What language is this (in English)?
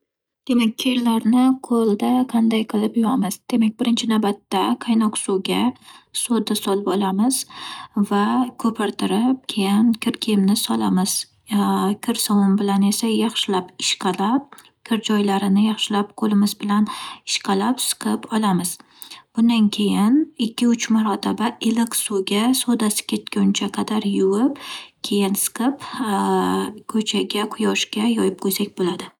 Uzbek